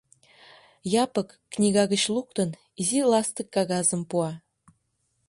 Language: Mari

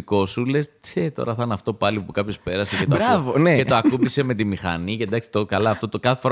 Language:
Greek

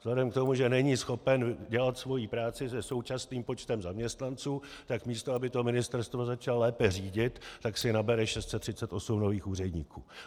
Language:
Czech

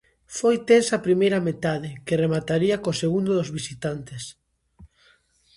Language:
Galician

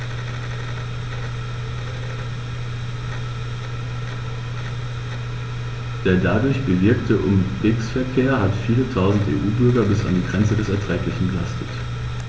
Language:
German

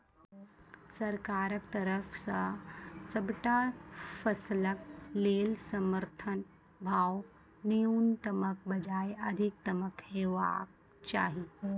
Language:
Maithili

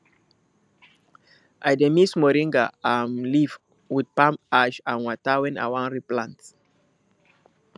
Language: Nigerian Pidgin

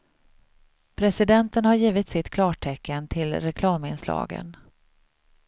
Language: Swedish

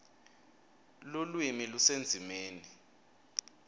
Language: Swati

